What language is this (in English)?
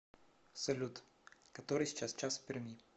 Russian